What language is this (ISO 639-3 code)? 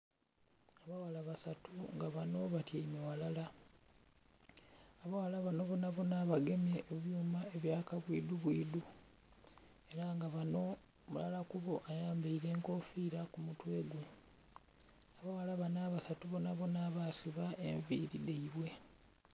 xog